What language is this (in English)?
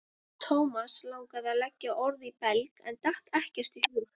Icelandic